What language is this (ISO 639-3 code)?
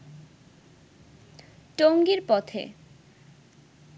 ben